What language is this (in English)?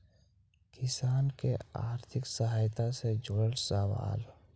Magahi